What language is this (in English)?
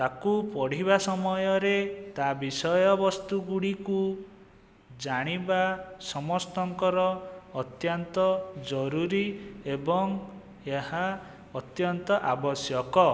Odia